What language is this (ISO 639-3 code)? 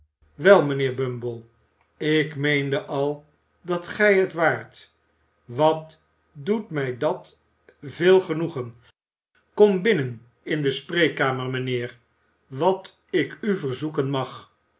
nld